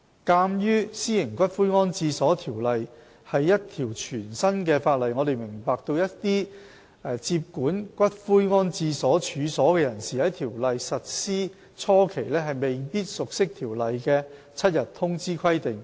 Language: Cantonese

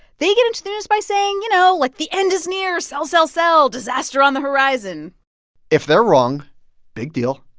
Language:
English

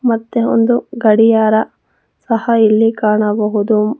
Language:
Kannada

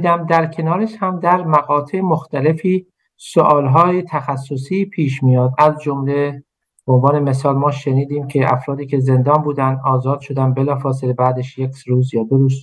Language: Persian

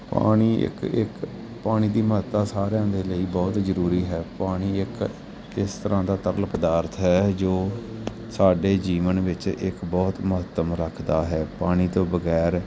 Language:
Punjabi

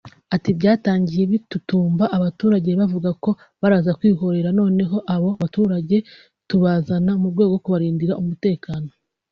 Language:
Kinyarwanda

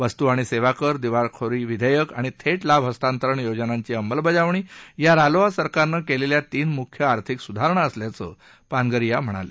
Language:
Marathi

